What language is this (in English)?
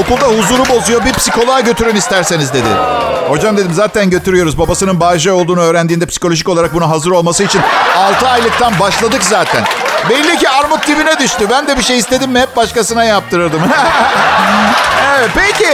Turkish